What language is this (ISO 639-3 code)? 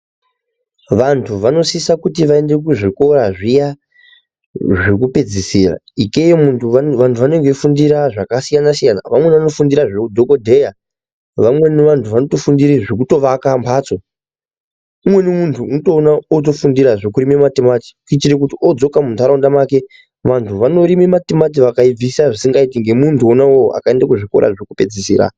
ndc